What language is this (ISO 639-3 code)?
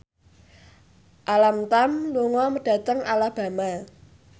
jav